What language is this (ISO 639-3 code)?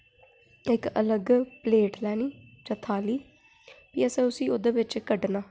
doi